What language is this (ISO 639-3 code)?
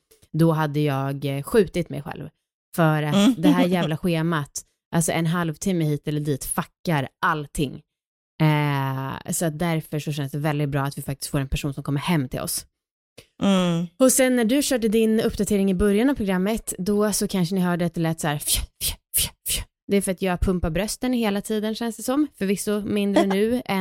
swe